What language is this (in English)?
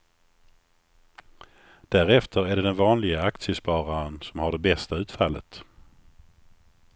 Swedish